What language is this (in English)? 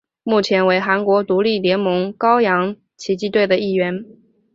Chinese